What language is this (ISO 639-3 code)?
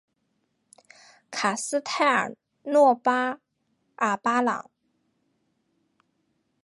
zho